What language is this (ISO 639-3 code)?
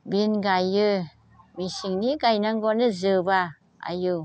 brx